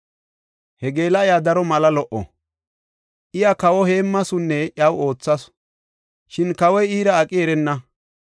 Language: Gofa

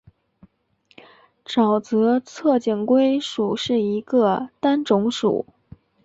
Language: Chinese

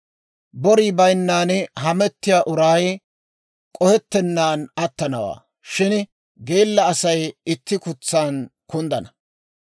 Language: Dawro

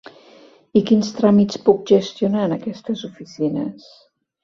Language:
Catalan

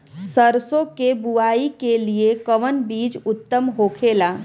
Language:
Bhojpuri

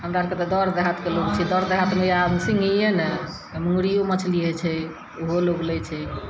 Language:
Maithili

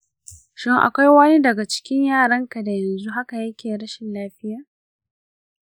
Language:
Hausa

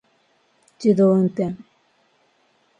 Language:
Japanese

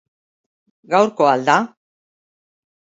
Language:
Basque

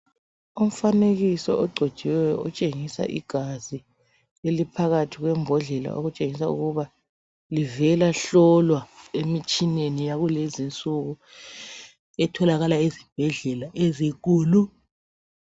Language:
North Ndebele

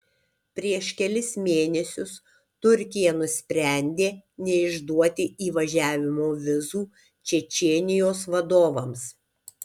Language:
Lithuanian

